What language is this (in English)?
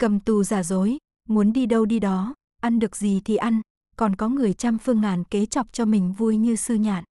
Vietnamese